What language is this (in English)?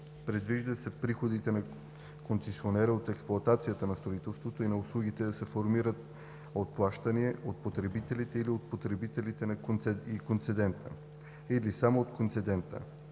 Bulgarian